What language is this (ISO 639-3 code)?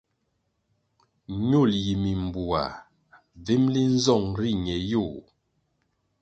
nmg